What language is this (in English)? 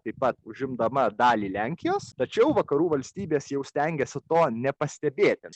Lithuanian